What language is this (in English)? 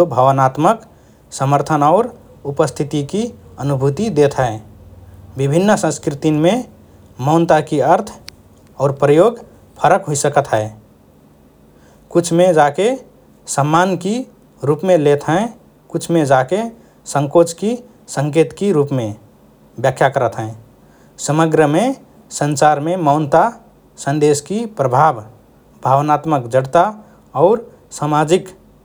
Rana Tharu